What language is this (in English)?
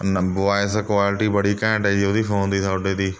Punjabi